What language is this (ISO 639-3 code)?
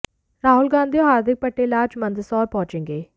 hin